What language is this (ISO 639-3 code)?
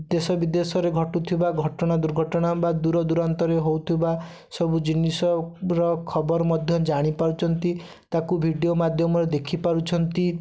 ori